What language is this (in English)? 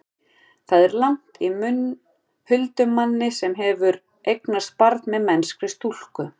Icelandic